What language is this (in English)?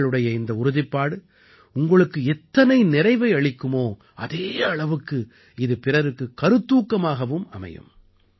Tamil